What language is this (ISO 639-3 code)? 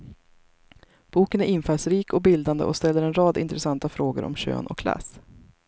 swe